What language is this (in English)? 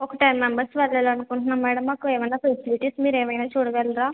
Telugu